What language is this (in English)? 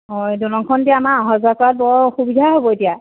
Assamese